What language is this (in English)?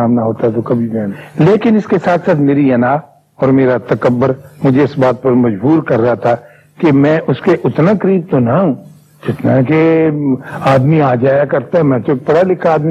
Urdu